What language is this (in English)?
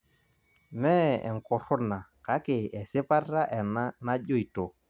Masai